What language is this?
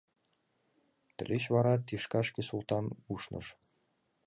Mari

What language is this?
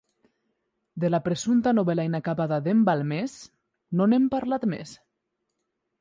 Catalan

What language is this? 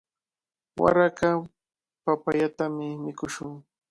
Cajatambo North Lima Quechua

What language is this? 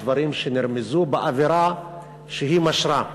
Hebrew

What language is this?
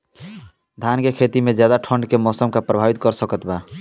Bhojpuri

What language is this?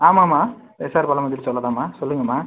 Tamil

